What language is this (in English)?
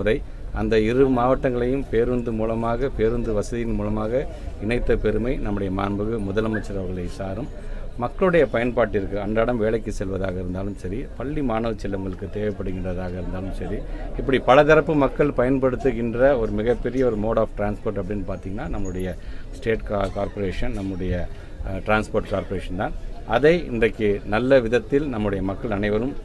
Arabic